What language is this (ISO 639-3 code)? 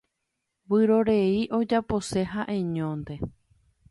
grn